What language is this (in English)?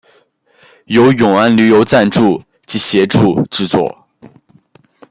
Chinese